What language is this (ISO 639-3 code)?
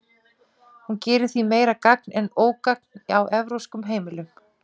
isl